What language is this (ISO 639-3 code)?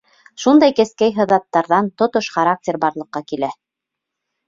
bak